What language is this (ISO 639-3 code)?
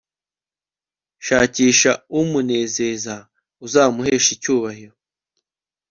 kin